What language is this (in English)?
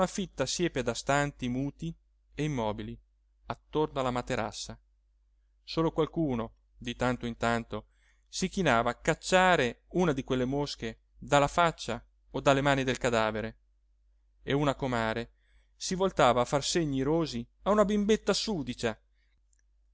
Italian